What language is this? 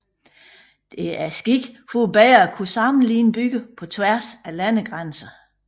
Danish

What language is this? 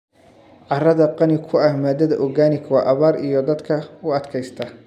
Somali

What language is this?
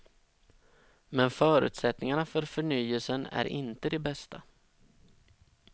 Swedish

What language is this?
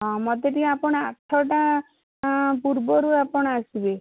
Odia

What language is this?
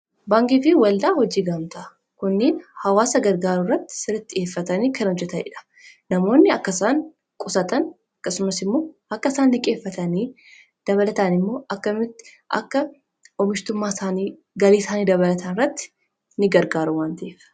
Oromo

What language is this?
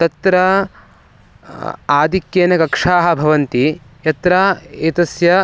Sanskrit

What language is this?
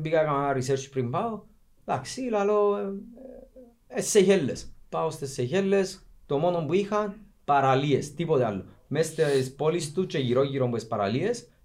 Greek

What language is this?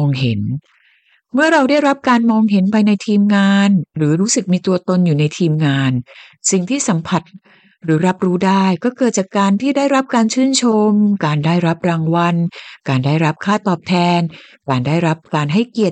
Thai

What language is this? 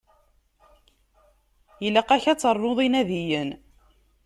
Kabyle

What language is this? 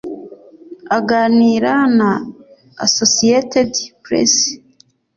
Kinyarwanda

